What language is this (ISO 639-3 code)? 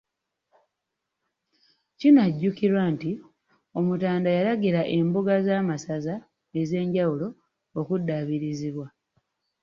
lug